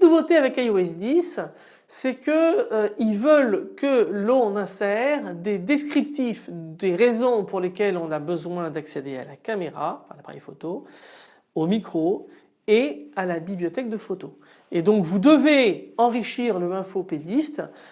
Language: French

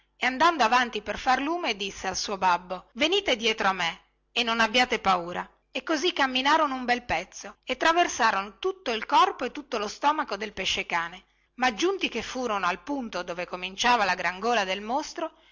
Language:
Italian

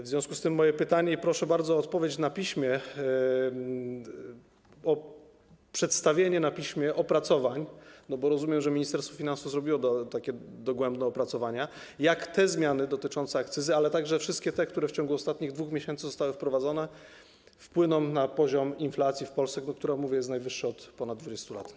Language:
Polish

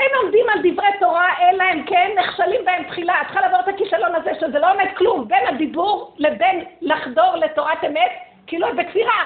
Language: Hebrew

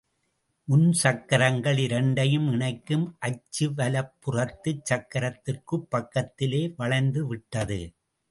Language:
Tamil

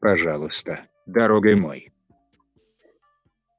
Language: Russian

